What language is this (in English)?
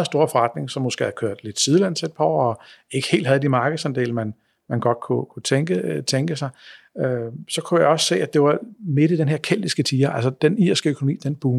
Danish